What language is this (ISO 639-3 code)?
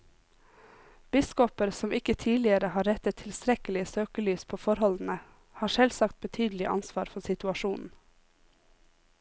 nor